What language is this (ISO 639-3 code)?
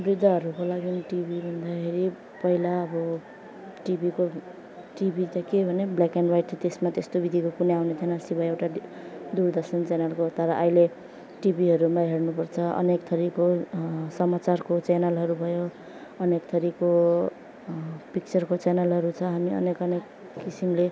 nep